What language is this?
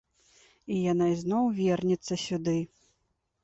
Belarusian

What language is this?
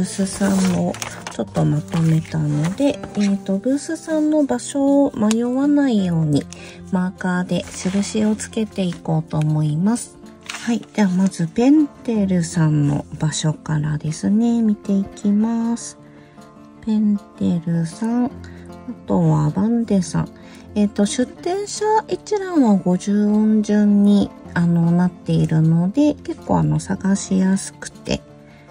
Japanese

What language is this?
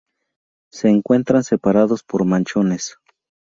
Spanish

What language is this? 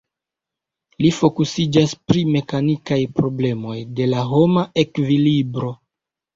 Esperanto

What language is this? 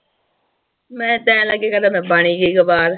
Punjabi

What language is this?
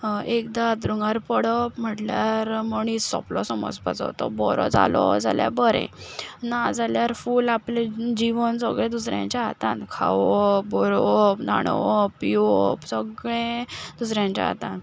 Konkani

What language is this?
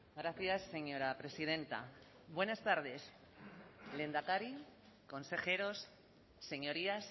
Spanish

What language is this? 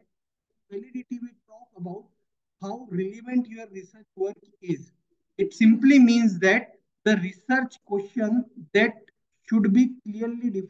English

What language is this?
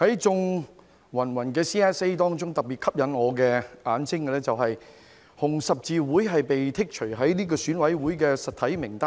Cantonese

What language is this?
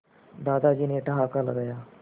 Hindi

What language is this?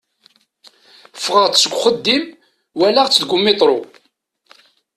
Kabyle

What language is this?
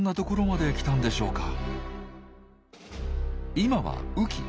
Japanese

